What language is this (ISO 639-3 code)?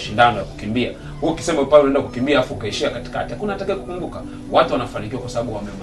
swa